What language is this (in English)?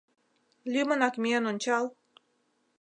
Mari